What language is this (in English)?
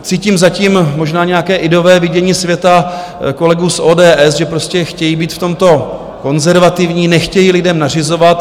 Czech